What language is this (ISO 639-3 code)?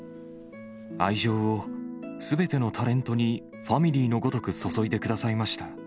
jpn